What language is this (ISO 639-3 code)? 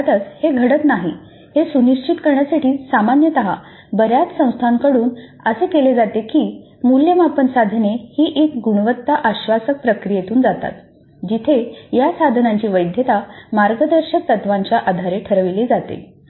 mar